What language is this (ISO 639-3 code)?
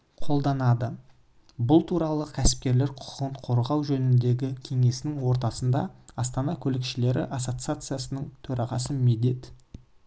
kaz